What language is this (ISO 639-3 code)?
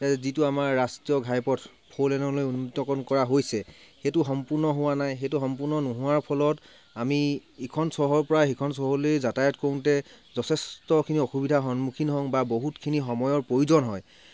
asm